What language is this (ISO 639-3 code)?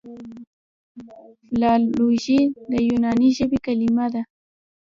pus